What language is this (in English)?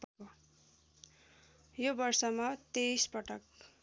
Nepali